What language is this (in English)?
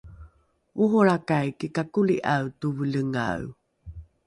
Rukai